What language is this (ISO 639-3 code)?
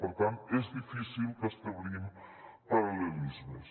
cat